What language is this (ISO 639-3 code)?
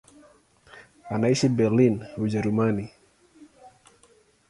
swa